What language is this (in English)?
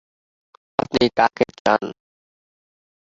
Bangla